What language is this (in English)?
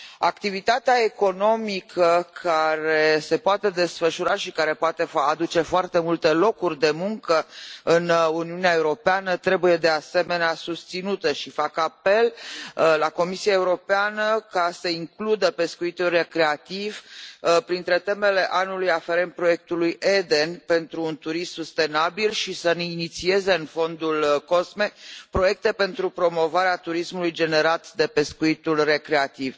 Romanian